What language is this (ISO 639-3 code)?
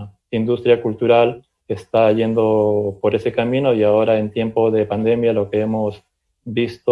spa